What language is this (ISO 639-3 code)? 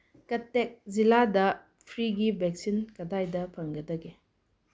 mni